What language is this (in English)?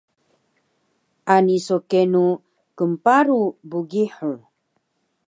Taroko